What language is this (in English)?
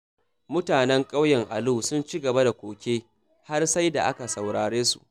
Hausa